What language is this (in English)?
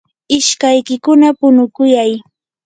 Yanahuanca Pasco Quechua